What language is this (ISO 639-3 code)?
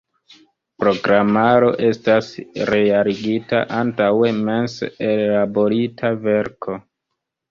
epo